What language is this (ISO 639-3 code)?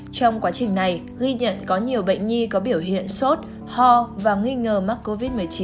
vie